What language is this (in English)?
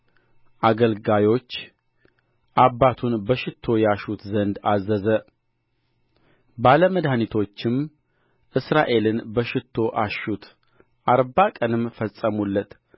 Amharic